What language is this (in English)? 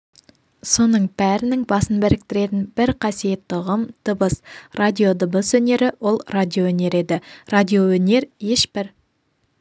Kazakh